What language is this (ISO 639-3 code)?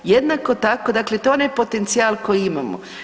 hrv